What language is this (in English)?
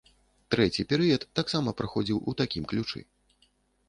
Belarusian